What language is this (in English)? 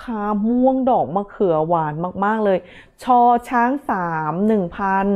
Thai